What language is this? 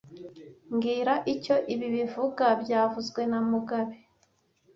Kinyarwanda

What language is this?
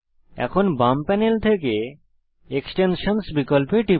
Bangla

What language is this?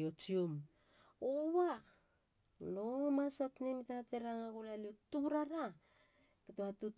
Halia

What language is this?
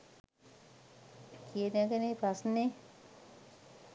Sinhala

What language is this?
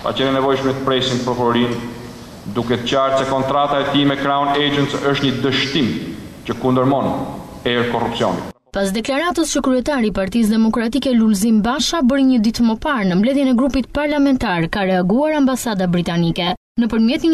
Romanian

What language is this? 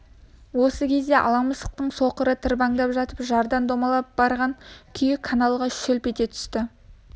Kazakh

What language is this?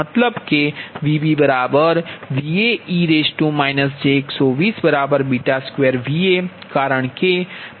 Gujarati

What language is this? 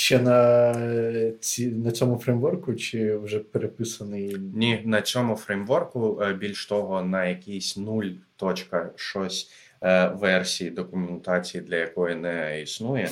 Ukrainian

